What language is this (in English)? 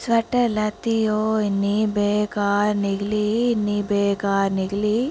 Dogri